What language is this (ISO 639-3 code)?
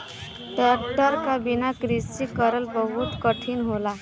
bho